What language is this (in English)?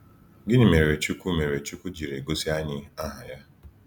Igbo